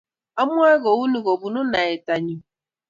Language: Kalenjin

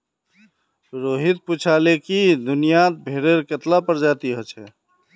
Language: Magahi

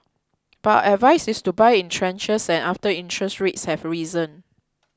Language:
English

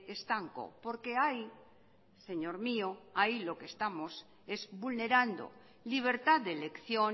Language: Spanish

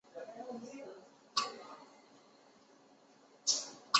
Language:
Chinese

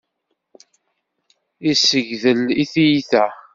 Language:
Kabyle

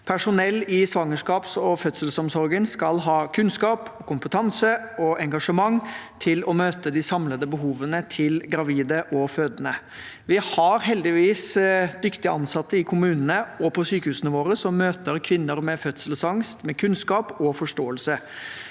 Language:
Norwegian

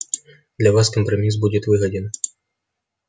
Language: Russian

